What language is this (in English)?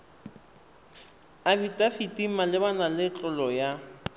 Tswana